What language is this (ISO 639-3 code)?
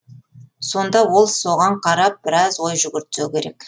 kaz